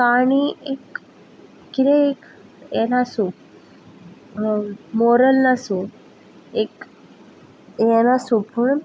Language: Konkani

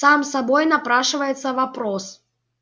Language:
Russian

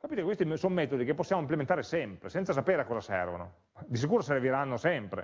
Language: Italian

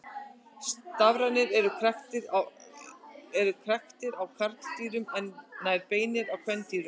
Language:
Icelandic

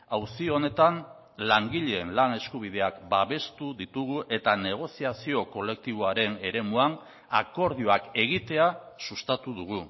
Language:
Basque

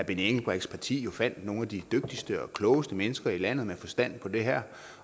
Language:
Danish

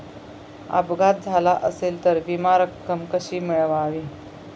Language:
Marathi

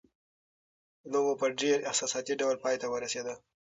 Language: Pashto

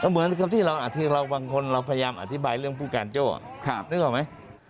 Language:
Thai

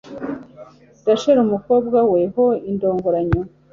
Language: Kinyarwanda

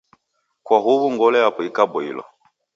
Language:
Taita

